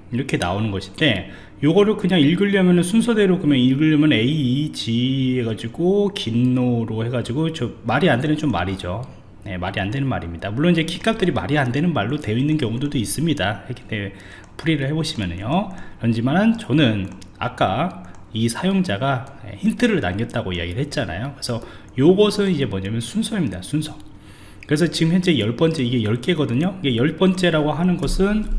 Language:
Korean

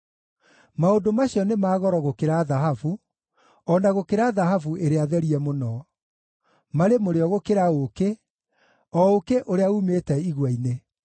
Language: Kikuyu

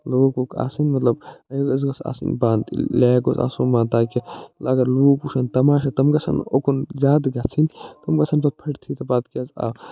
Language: Kashmiri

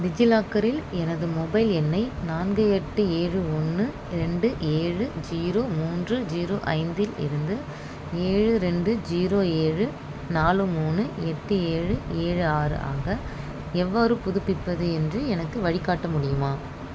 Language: Tamil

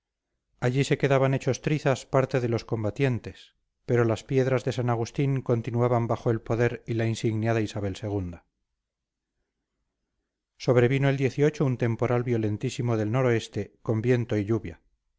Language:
Spanish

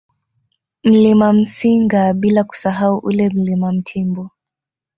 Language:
Swahili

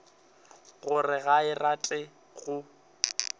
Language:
Northern Sotho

